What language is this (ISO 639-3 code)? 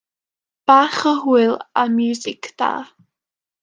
cym